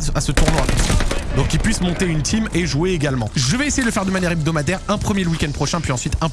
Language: French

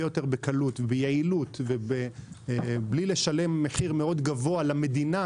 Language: Hebrew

